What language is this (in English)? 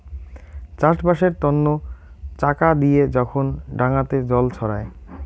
Bangla